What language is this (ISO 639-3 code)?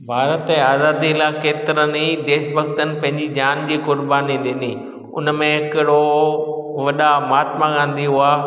snd